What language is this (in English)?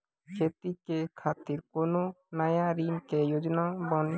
Maithili